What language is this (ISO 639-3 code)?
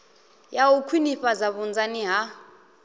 ven